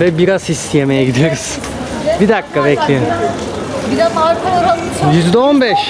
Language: Turkish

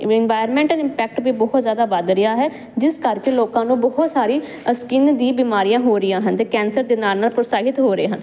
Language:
Punjabi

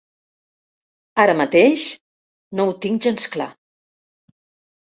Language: Catalan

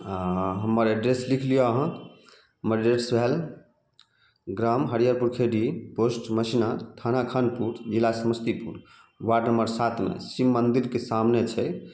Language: Maithili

